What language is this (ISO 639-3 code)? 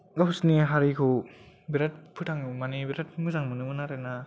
brx